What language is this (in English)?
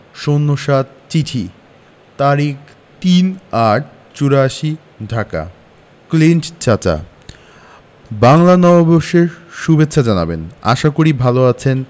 Bangla